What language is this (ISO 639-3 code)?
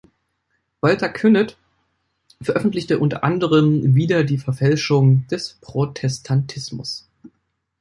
deu